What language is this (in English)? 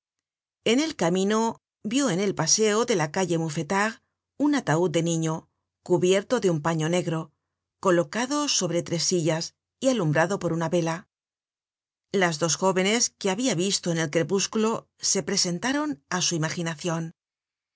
Spanish